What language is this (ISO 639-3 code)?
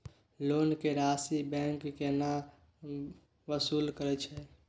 mai